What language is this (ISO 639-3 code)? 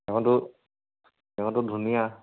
asm